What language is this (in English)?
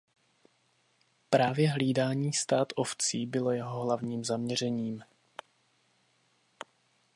Czech